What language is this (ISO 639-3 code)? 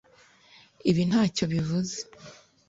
kin